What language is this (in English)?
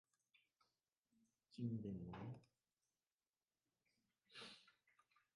Vietnamese